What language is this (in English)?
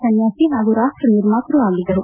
Kannada